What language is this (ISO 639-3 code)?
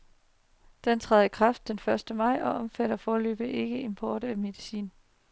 dan